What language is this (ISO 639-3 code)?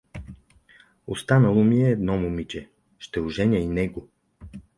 bul